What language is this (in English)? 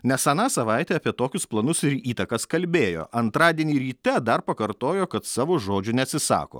Lithuanian